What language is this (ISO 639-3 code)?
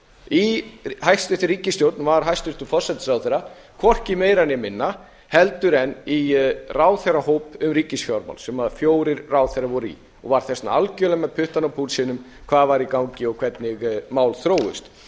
isl